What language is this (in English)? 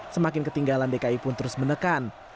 Indonesian